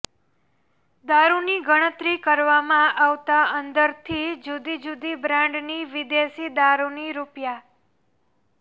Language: Gujarati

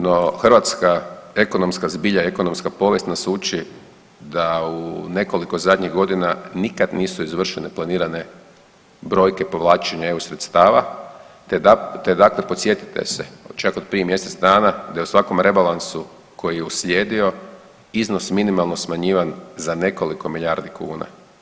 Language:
Croatian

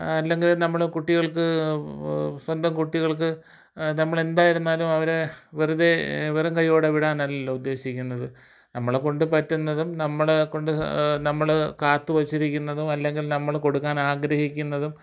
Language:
Malayalam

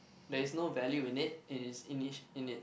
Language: English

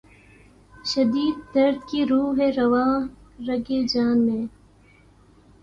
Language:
Urdu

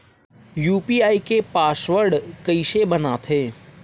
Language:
Chhattisgarhi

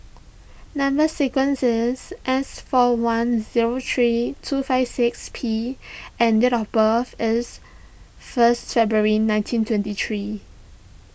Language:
English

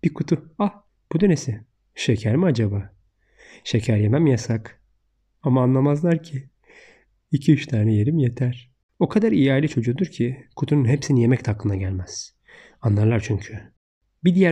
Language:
Turkish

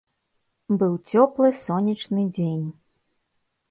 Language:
Belarusian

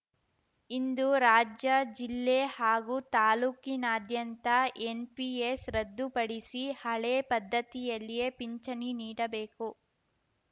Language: Kannada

